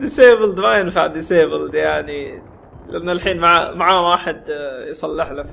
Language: Arabic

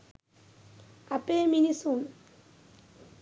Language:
Sinhala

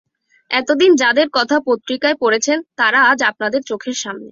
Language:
Bangla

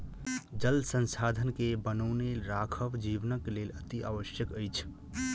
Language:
Maithili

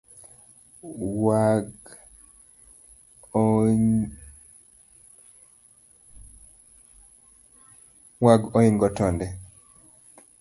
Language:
Luo (Kenya and Tanzania)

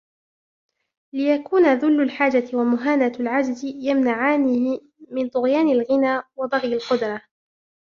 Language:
Arabic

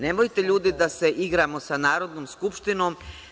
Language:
Serbian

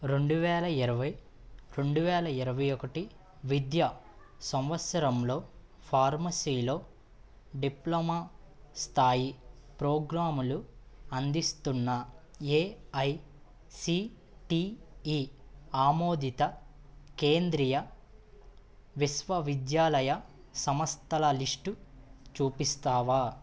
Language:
Telugu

